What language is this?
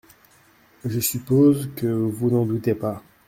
French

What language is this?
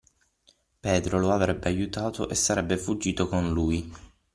Italian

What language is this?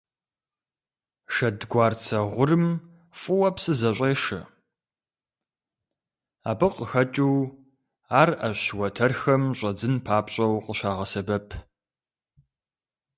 Kabardian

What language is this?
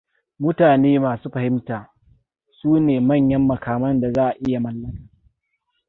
Hausa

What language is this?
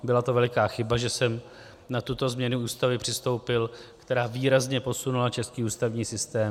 Czech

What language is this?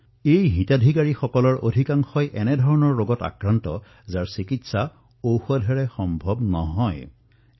Assamese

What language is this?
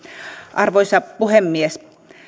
Finnish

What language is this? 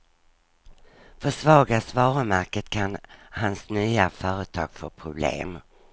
Swedish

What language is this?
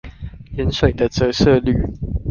Chinese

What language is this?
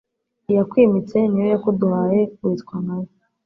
Kinyarwanda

